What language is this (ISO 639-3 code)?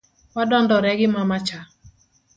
luo